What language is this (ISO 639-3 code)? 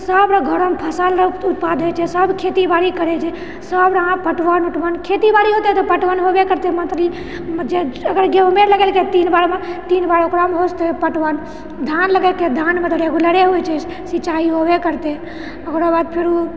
mai